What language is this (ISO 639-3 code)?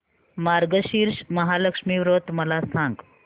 mar